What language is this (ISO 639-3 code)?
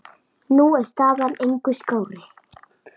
isl